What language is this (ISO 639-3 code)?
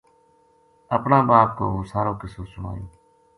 gju